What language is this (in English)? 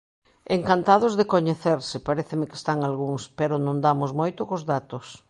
Galician